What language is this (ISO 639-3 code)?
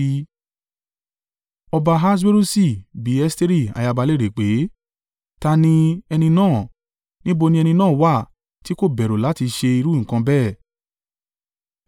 yor